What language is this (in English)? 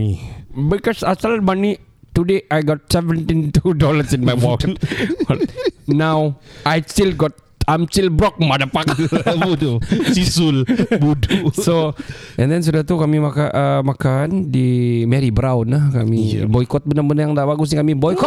Malay